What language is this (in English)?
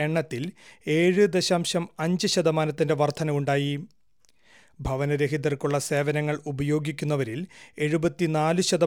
Malayalam